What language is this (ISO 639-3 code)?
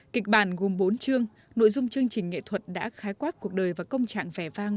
vie